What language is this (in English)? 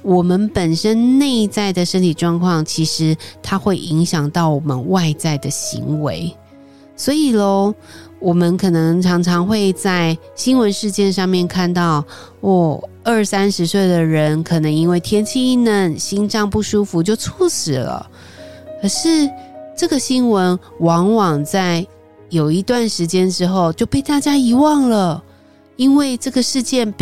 Chinese